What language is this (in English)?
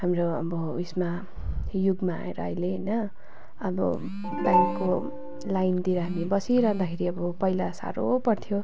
Nepali